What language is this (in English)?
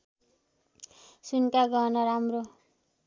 Nepali